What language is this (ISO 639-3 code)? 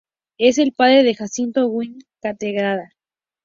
spa